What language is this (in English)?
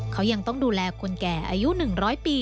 Thai